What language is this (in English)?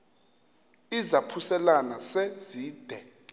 Xhosa